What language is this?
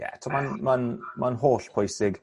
Welsh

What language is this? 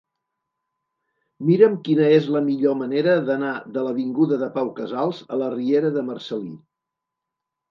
Catalan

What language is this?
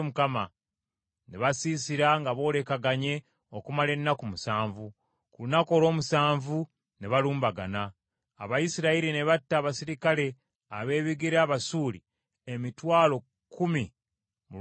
Ganda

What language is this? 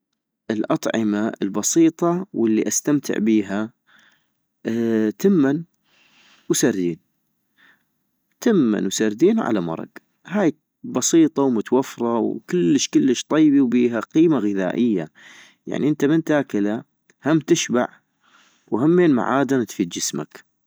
North Mesopotamian Arabic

